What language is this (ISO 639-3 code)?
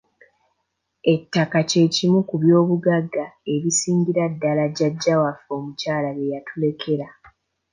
lug